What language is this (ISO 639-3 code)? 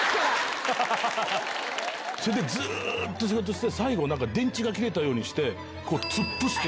jpn